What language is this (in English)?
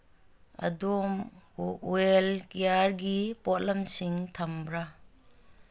Manipuri